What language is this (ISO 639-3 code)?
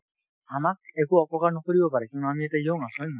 asm